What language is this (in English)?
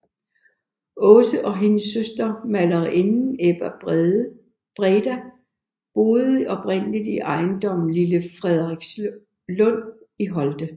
Danish